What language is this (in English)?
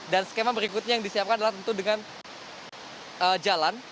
Indonesian